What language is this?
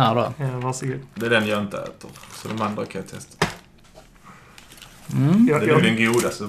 Swedish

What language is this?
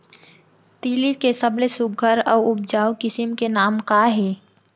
Chhattisgarhi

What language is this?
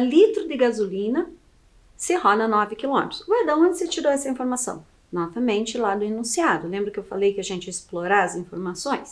Portuguese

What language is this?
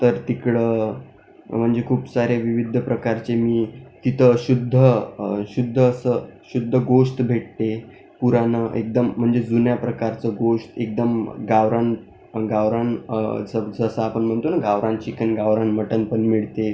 Marathi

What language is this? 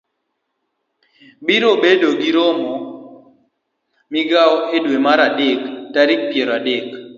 Luo (Kenya and Tanzania)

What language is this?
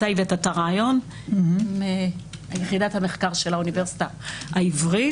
Hebrew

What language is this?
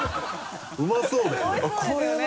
Japanese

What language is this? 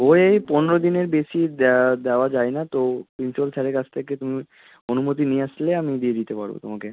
Bangla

